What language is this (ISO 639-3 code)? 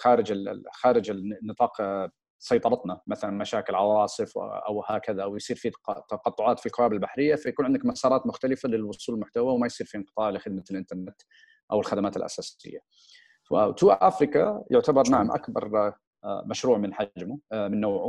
ara